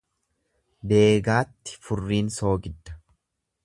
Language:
Oromo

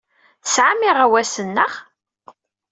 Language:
Kabyle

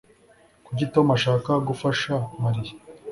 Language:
Kinyarwanda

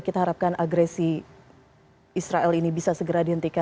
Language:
Indonesian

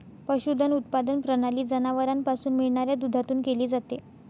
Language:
Marathi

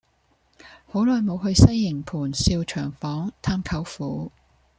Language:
Cantonese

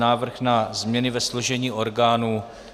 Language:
Czech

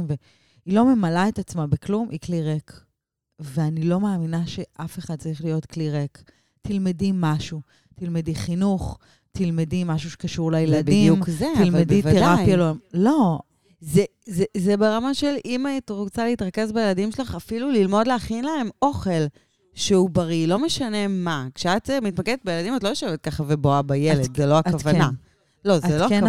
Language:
Hebrew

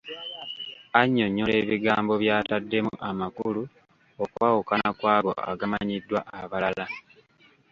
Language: Ganda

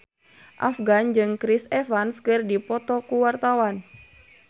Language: Sundanese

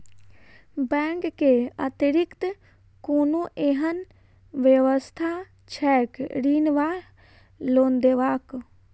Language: Maithili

